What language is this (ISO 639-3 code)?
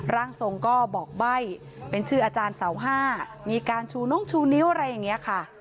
tha